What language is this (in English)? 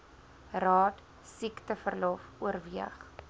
Afrikaans